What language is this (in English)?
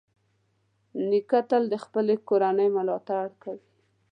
Pashto